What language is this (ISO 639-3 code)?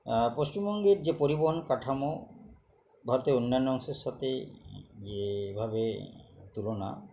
ben